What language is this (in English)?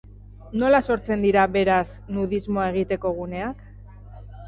Basque